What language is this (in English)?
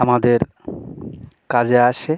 Bangla